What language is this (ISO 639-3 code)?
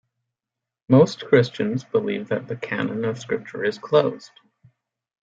eng